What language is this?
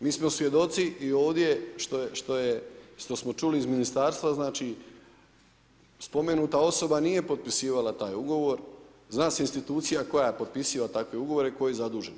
Croatian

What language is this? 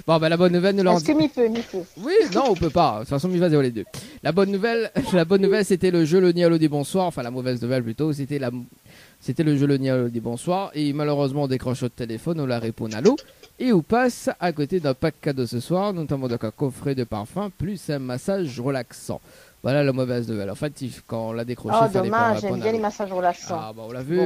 French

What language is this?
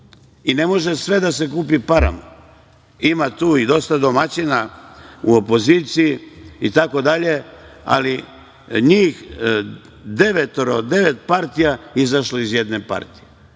Serbian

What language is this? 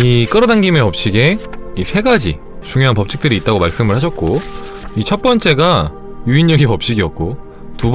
Korean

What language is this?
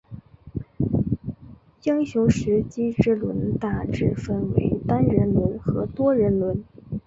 Chinese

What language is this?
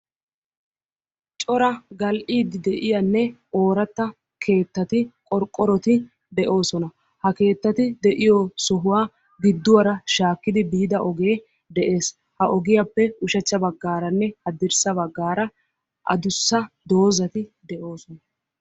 Wolaytta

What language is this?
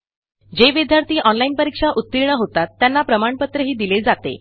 Marathi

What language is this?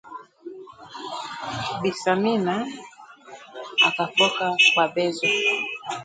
Swahili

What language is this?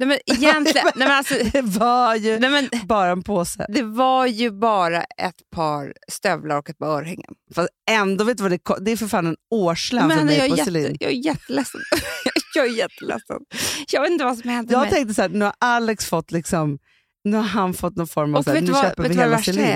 Swedish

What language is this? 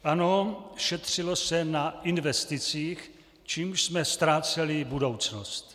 Czech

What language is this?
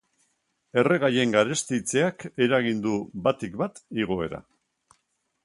Basque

